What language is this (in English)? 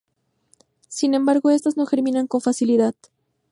Spanish